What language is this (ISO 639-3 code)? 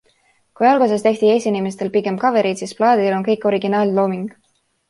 est